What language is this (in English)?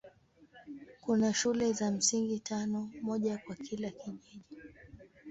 Swahili